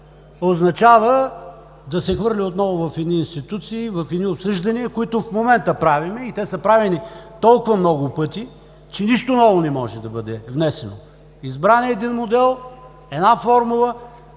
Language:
Bulgarian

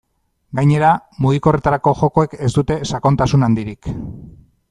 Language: Basque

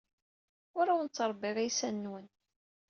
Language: Kabyle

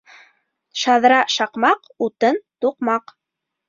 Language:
Bashkir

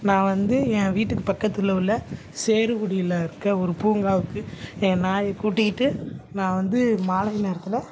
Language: Tamil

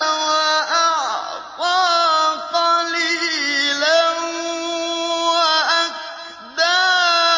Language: Arabic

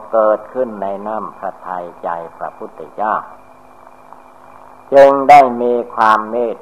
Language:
Thai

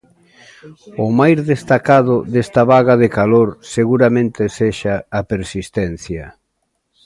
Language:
Galician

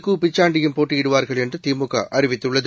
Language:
Tamil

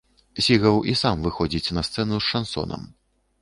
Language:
Belarusian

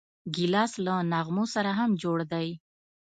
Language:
Pashto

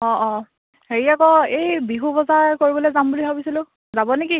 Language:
Assamese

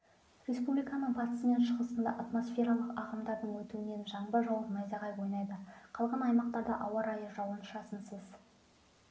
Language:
Kazakh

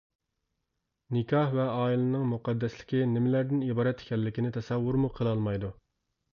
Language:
Uyghur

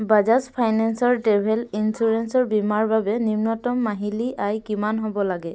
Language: Assamese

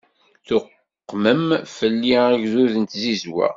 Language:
Kabyle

